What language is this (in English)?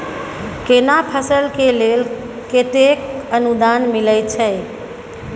Maithili